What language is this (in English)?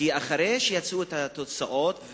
Hebrew